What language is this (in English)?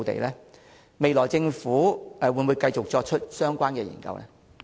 Cantonese